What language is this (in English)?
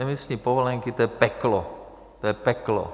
Czech